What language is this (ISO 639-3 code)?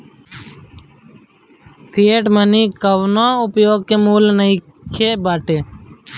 bho